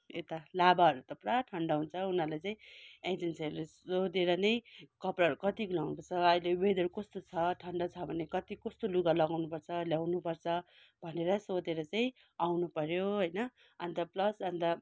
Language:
Nepali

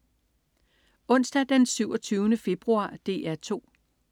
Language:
Danish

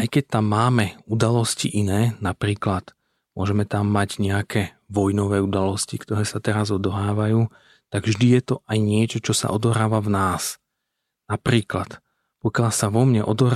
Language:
Slovak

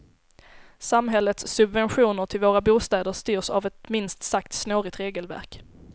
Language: Swedish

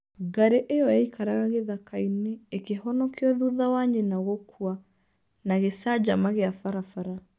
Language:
Kikuyu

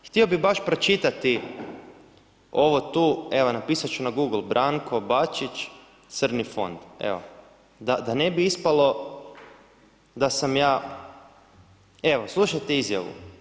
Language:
Croatian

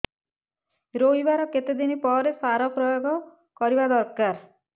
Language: Odia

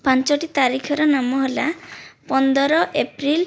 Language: Odia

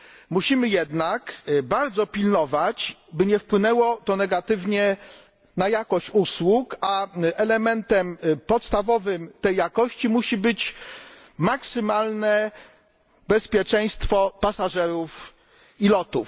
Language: Polish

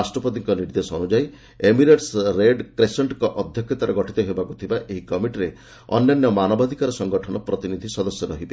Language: Odia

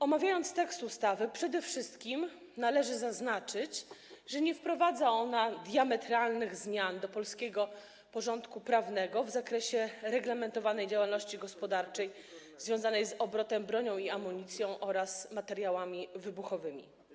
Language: Polish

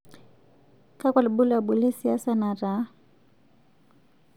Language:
Masai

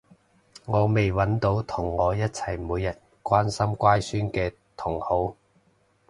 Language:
Cantonese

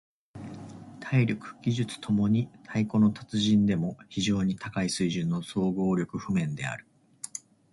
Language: Japanese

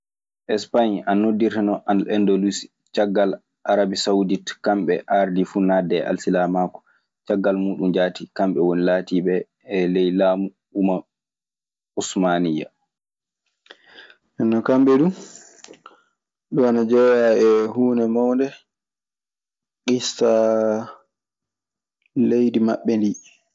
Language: Maasina Fulfulde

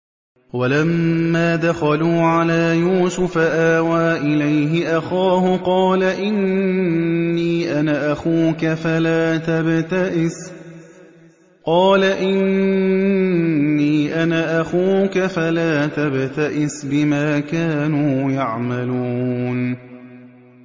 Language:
Arabic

